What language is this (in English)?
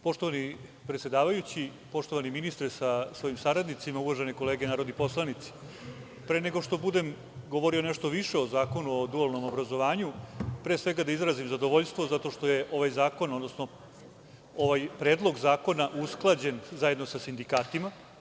Serbian